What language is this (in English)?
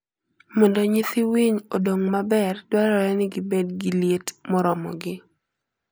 Luo (Kenya and Tanzania)